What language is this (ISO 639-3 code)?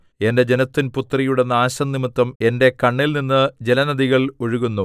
mal